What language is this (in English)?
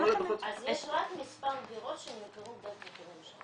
Hebrew